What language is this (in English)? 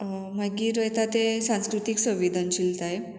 Konkani